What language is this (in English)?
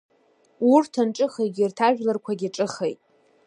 Abkhazian